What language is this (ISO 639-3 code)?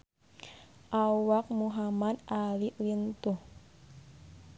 sun